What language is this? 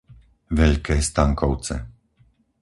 Slovak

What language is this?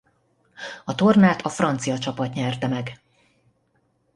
Hungarian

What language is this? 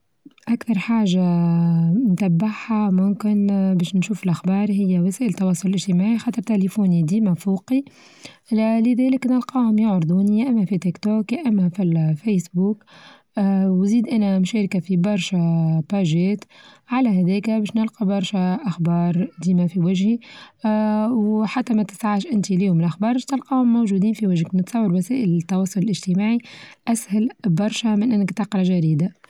Tunisian Arabic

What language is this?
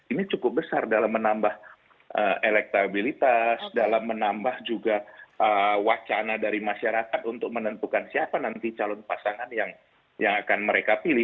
Indonesian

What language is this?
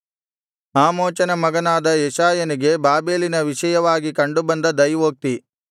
Kannada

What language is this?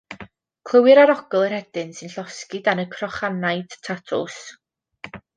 Welsh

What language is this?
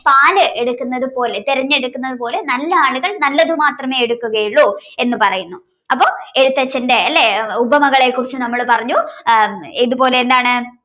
Malayalam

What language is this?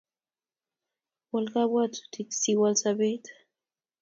Kalenjin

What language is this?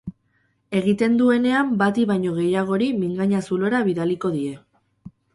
Basque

